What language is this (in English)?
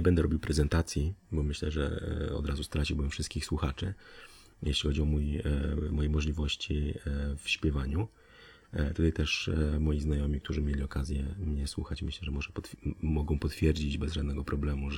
Polish